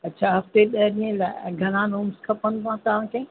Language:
Sindhi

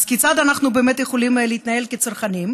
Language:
Hebrew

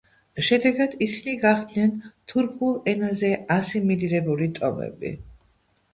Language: Georgian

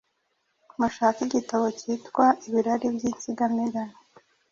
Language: Kinyarwanda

